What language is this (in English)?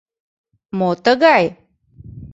Mari